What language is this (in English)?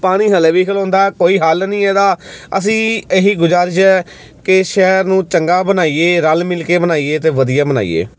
Punjabi